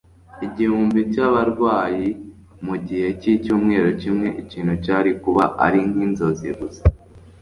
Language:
Kinyarwanda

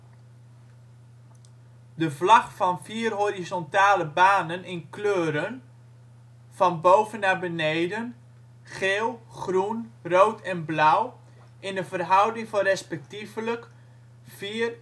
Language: Dutch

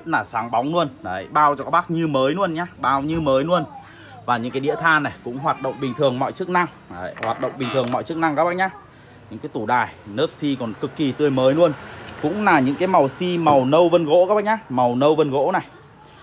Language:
Vietnamese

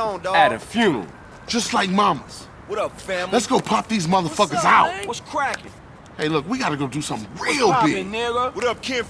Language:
English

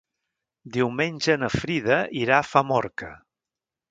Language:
Catalan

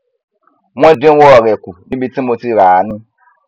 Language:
Yoruba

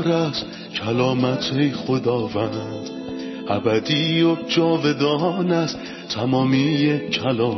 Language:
Persian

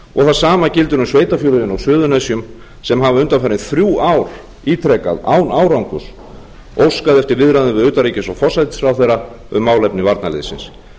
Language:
Icelandic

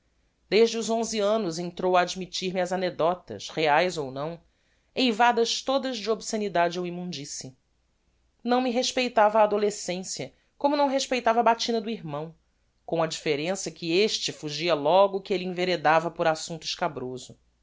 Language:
Portuguese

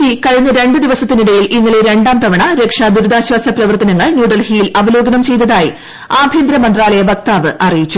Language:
Malayalam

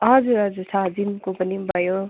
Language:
Nepali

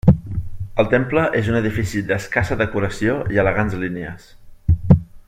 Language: Catalan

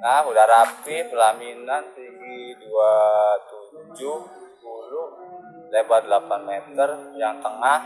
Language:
Indonesian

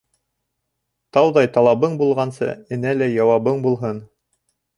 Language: Bashkir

